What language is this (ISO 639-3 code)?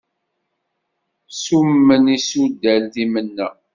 kab